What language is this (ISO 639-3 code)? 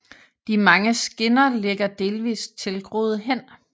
dan